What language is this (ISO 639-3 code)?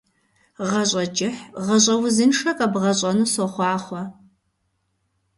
kbd